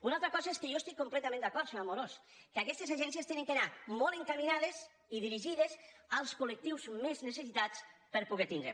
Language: Catalan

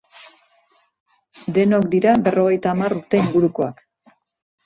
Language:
Basque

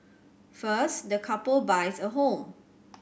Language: English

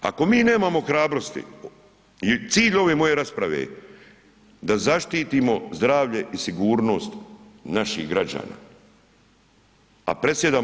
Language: Croatian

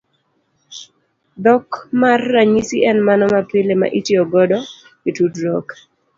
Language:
Luo (Kenya and Tanzania)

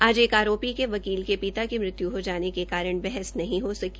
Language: Hindi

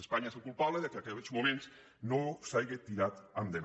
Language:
Catalan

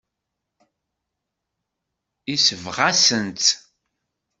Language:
Kabyle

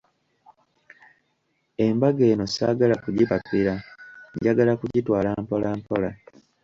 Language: Ganda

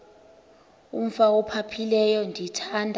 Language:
Xhosa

